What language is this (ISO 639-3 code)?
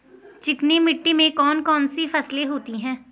hin